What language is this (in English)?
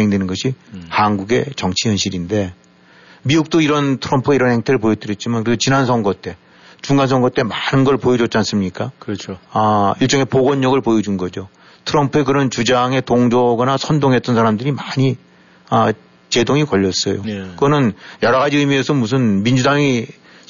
Korean